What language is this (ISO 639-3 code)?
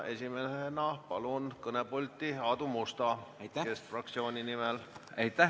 est